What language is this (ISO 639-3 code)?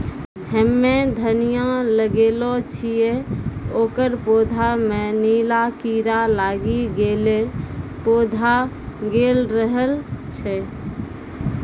mai